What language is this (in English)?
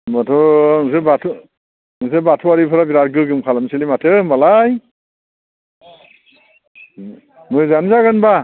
Bodo